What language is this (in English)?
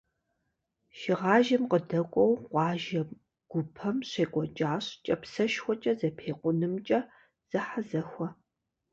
Kabardian